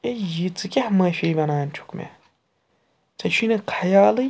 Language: Kashmiri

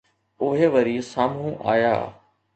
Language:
Sindhi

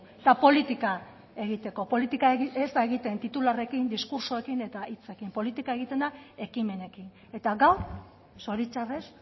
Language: Basque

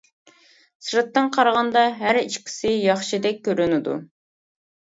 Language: Uyghur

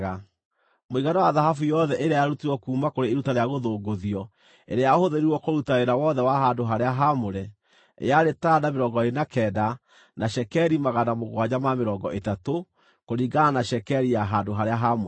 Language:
Kikuyu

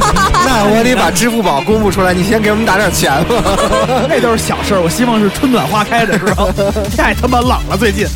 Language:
Chinese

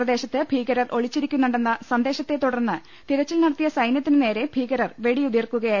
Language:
Malayalam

